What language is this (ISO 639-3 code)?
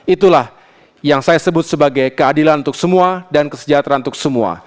ind